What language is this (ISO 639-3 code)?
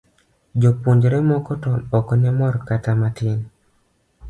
luo